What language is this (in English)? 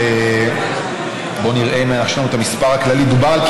Hebrew